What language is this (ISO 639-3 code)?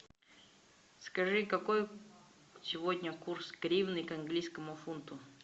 rus